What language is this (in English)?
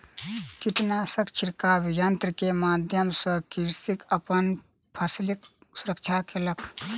Maithili